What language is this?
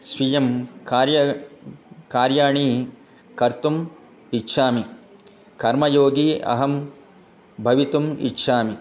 Sanskrit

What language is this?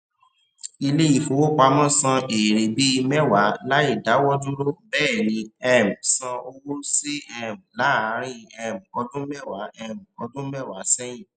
Yoruba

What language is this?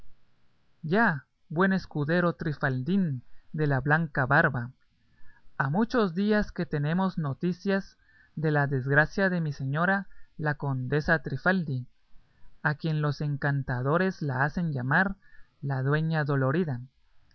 Spanish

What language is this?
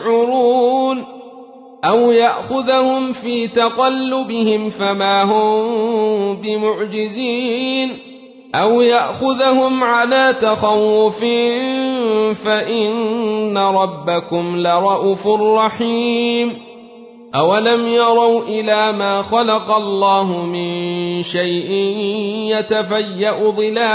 Arabic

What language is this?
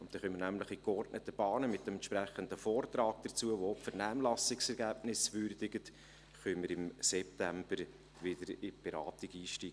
Swiss German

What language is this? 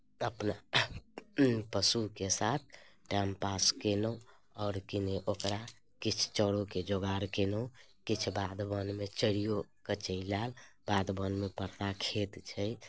Maithili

